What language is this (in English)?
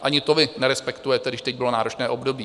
Czech